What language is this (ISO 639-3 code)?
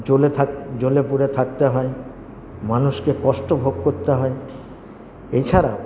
ben